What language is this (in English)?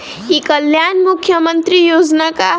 Bhojpuri